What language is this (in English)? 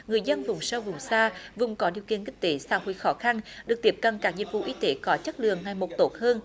Vietnamese